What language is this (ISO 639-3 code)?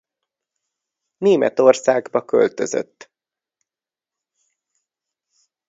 hun